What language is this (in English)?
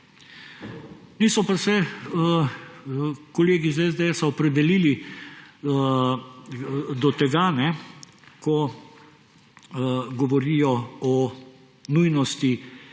Slovenian